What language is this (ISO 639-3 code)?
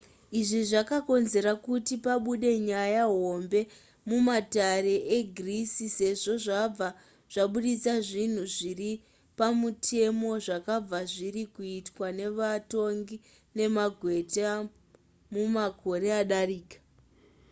sna